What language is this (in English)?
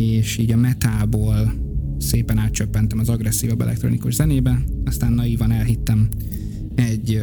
Hungarian